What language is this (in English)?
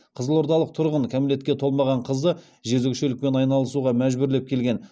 Kazakh